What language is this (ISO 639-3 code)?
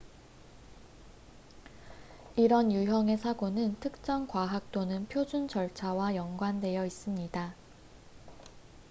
kor